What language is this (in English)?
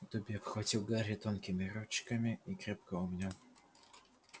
Russian